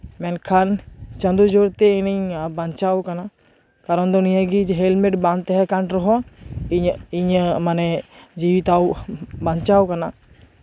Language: Santali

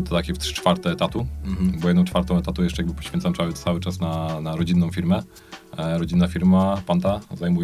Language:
Polish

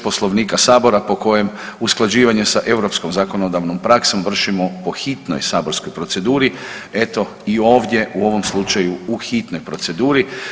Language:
Croatian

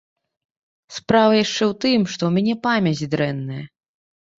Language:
Belarusian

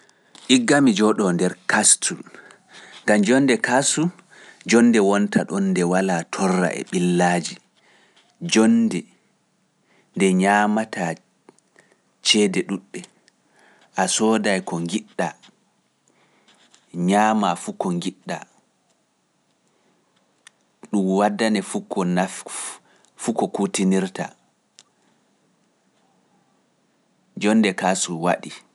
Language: Pular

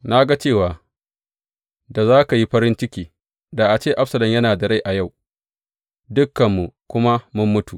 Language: Hausa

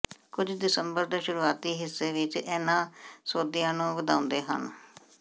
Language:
Punjabi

